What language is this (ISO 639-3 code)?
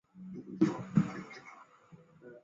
zho